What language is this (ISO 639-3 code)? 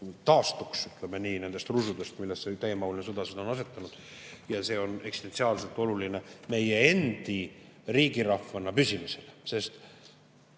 est